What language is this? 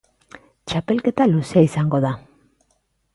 Basque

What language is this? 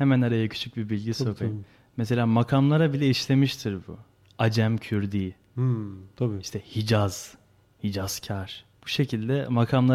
Turkish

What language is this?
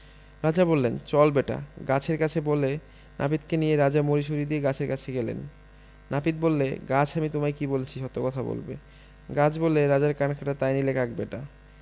Bangla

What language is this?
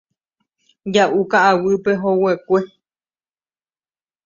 Guarani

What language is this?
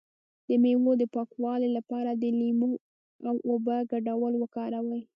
Pashto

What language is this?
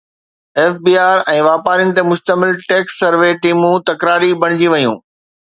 Sindhi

